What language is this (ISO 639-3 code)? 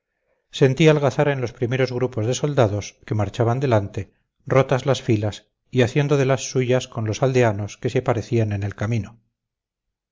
spa